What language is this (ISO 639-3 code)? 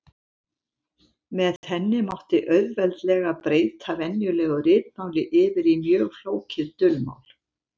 isl